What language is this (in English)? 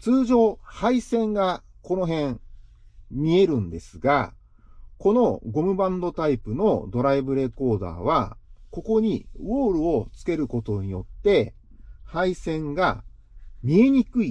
Japanese